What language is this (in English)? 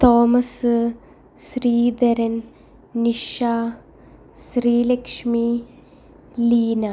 Malayalam